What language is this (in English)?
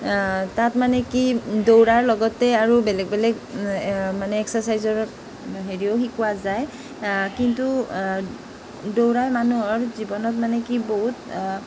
Assamese